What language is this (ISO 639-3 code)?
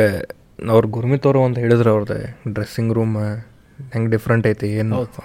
kan